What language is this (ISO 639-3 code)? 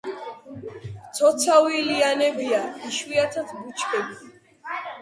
kat